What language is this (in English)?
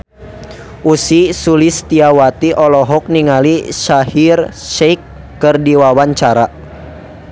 Sundanese